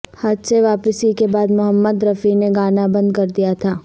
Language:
Urdu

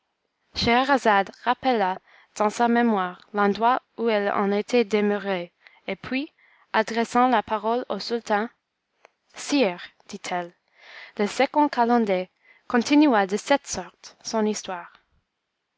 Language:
French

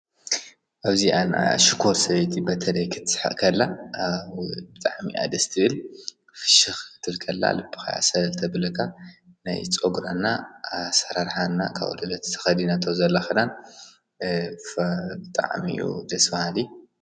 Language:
Tigrinya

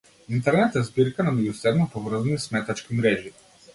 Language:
Macedonian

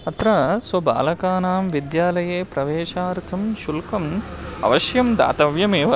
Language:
Sanskrit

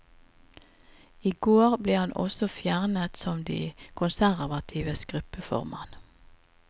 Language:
Norwegian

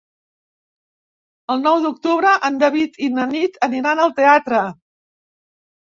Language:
Catalan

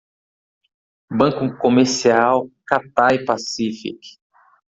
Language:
Portuguese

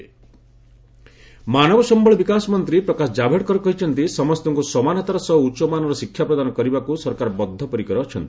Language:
Odia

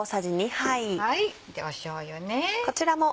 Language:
Japanese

